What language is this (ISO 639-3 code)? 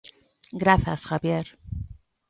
glg